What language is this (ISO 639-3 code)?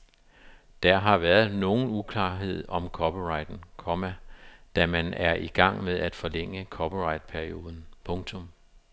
dan